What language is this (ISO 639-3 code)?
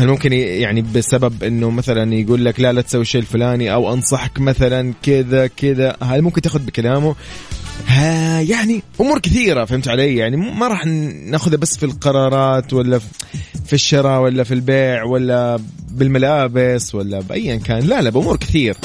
ara